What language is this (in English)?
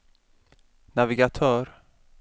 Swedish